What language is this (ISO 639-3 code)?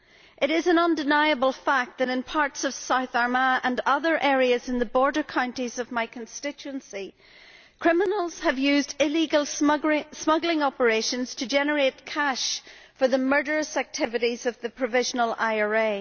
eng